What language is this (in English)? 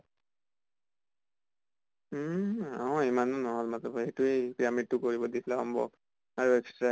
Assamese